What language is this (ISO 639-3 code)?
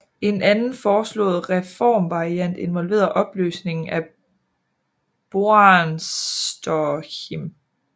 dan